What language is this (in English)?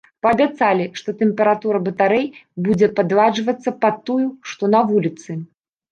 Belarusian